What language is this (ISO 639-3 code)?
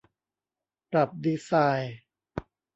tha